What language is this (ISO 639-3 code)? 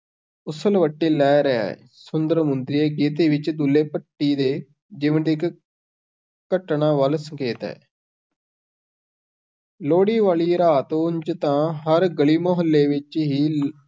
pan